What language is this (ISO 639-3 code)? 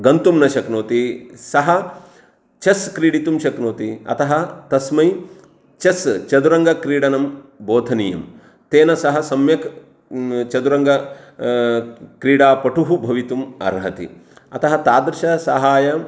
san